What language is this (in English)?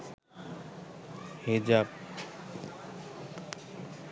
Bangla